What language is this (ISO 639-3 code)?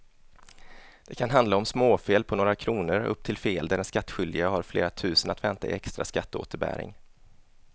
swe